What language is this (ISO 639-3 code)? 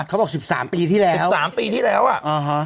tha